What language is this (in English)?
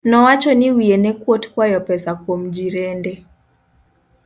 Luo (Kenya and Tanzania)